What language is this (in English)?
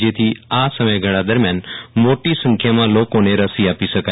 Gujarati